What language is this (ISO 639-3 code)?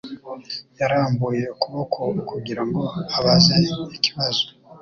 kin